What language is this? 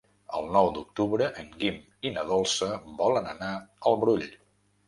Catalan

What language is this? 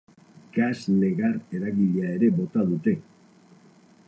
Basque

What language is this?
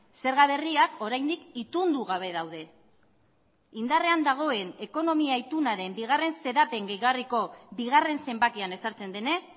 Basque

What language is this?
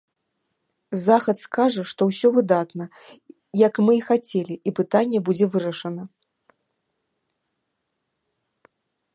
Belarusian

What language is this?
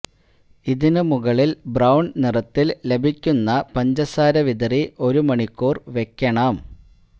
Malayalam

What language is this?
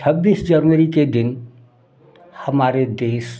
Hindi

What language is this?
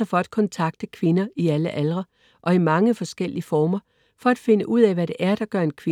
Danish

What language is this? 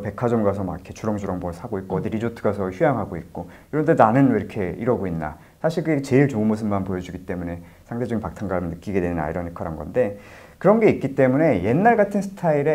Korean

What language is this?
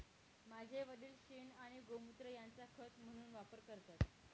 Marathi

